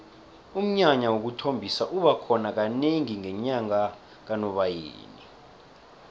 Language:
South Ndebele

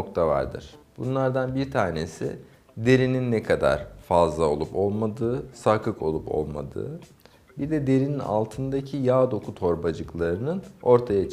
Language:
Turkish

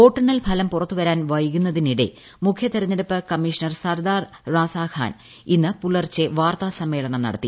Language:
Malayalam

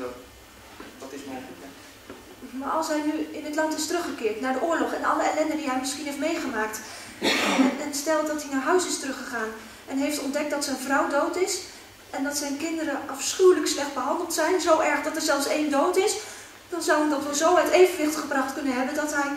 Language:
Dutch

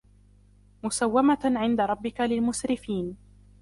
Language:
Arabic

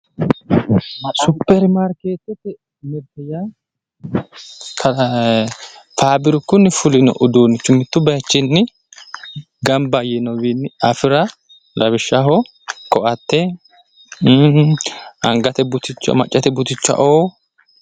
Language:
Sidamo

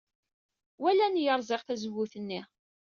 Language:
Kabyle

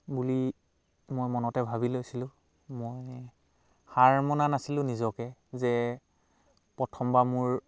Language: Assamese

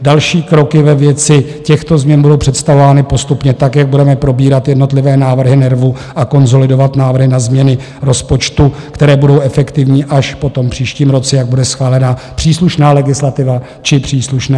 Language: Czech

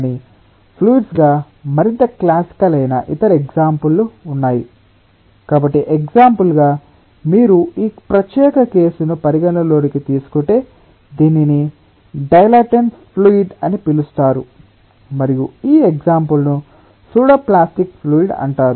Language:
Telugu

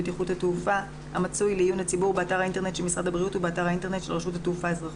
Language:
Hebrew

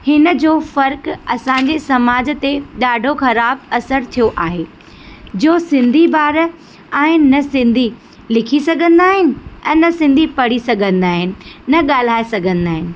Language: Sindhi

